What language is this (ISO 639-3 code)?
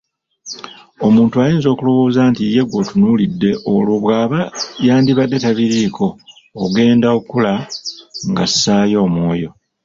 lug